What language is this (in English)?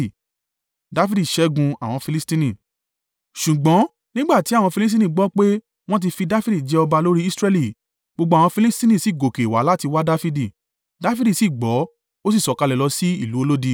Yoruba